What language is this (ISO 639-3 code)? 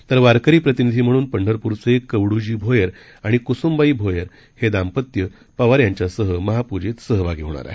mar